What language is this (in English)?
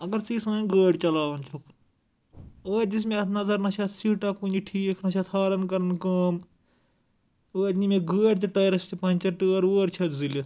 Kashmiri